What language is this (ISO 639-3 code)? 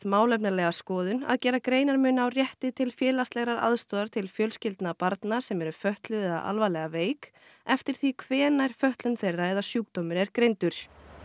isl